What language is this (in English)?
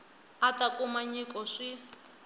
Tsonga